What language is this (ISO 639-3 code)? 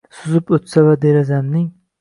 uzb